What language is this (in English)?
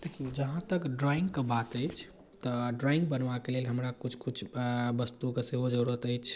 Maithili